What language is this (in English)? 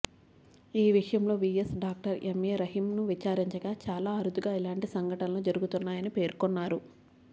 Telugu